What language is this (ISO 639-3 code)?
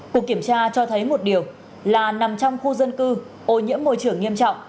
vie